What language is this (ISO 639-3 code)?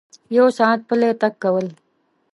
pus